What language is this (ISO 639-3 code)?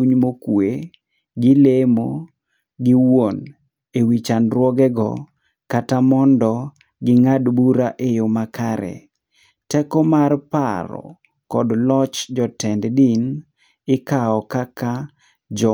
luo